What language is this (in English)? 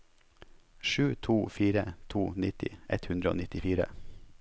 Norwegian